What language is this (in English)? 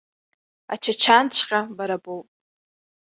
Abkhazian